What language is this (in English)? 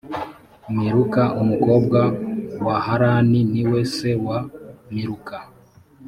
Kinyarwanda